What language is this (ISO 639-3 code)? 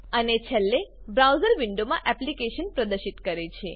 guj